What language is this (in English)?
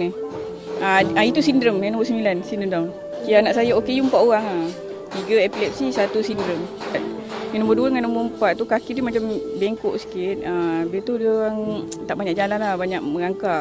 Malay